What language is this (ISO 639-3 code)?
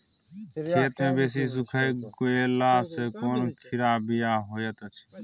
mai